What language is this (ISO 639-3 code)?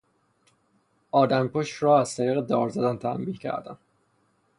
fas